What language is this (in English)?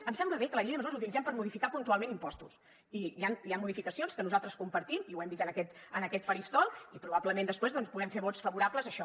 Catalan